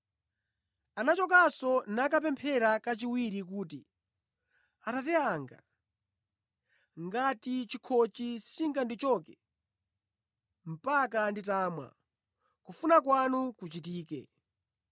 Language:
Nyanja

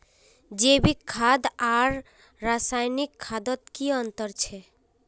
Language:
Magahi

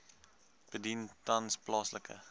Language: Afrikaans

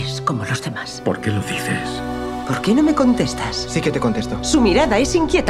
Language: Spanish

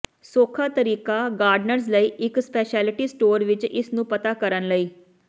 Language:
Punjabi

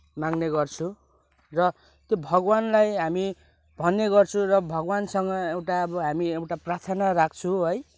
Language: Nepali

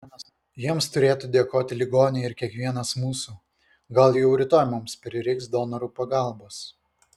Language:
Lithuanian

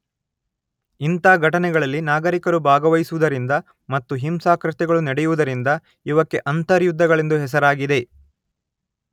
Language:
Kannada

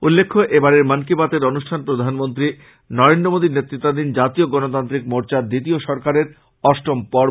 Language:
Bangla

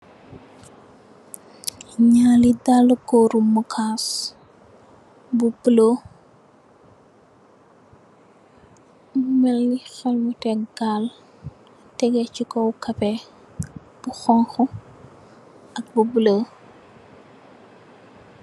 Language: Wolof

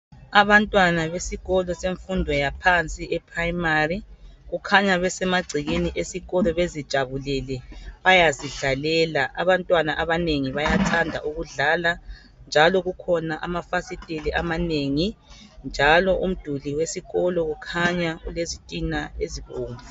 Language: North Ndebele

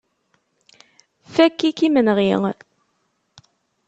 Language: Kabyle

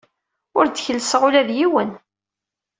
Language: Kabyle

